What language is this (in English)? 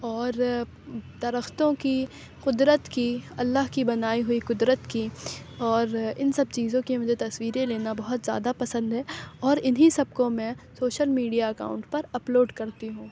Urdu